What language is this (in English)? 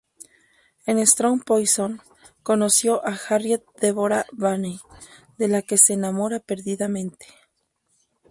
Spanish